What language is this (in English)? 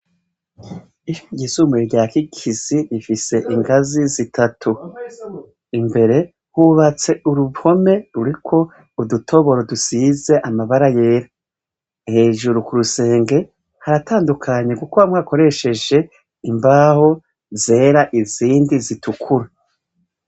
Rundi